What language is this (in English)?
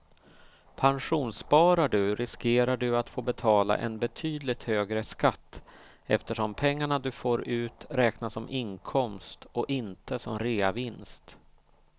Swedish